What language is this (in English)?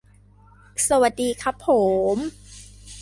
Thai